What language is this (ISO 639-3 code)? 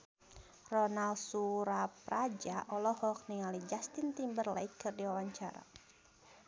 sun